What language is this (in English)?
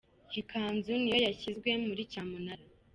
Kinyarwanda